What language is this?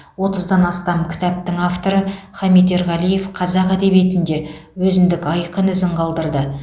Kazakh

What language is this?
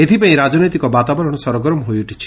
Odia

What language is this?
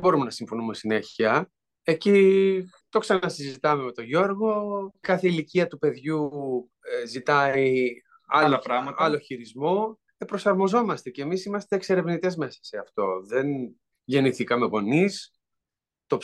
Greek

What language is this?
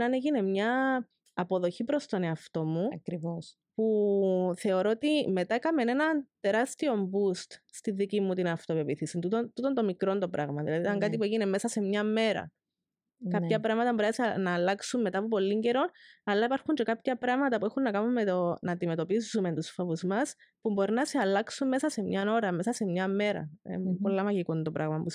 Greek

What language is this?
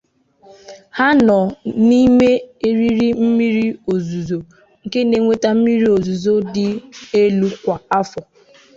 Igbo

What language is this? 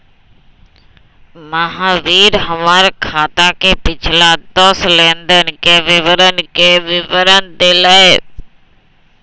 Magahi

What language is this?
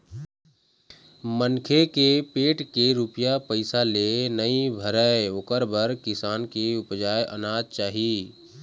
Chhattisgarhi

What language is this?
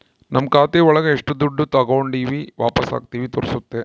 Kannada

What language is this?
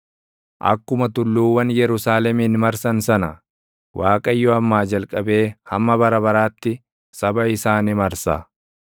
Oromo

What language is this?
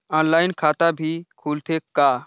Chhattisgarhi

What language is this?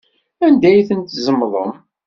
Kabyle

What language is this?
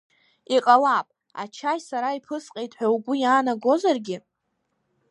Abkhazian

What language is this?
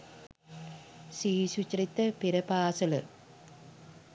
Sinhala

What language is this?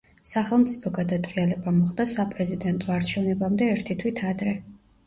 Georgian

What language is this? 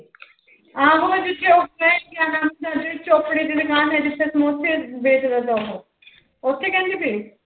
Punjabi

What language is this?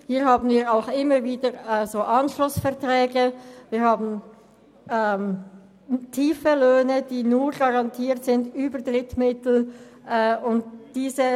Swiss German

